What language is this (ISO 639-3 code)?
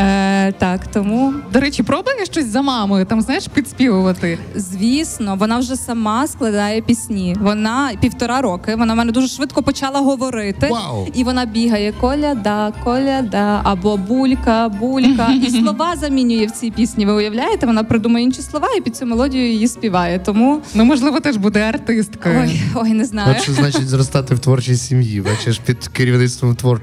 ukr